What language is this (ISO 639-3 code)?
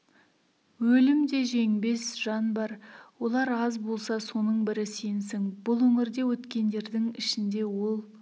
kaz